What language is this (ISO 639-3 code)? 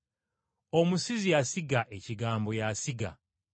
lug